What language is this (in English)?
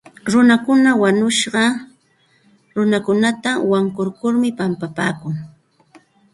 Santa Ana de Tusi Pasco Quechua